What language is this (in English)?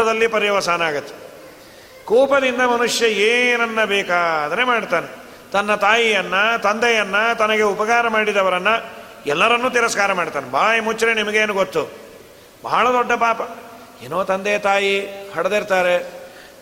Kannada